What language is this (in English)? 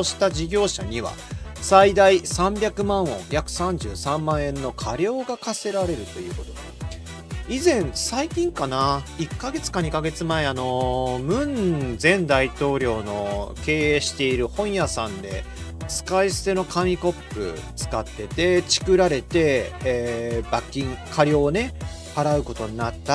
Japanese